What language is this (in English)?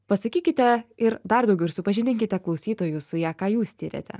Lithuanian